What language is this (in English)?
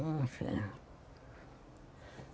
Portuguese